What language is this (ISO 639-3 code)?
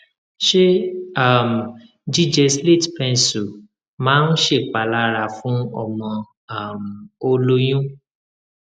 yor